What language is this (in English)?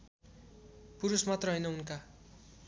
Nepali